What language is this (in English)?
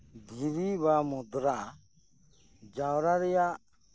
Santali